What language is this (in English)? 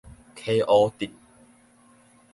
Min Nan Chinese